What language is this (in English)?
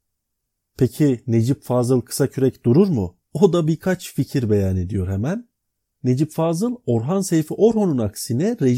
Turkish